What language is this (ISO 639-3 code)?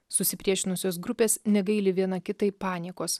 lit